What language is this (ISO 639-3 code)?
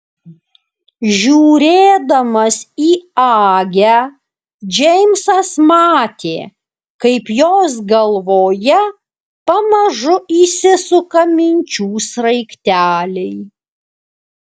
lit